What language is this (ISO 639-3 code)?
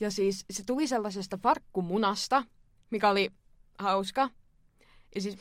fin